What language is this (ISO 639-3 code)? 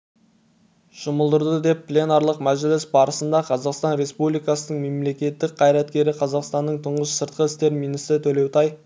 kaz